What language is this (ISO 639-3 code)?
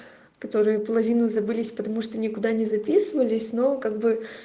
rus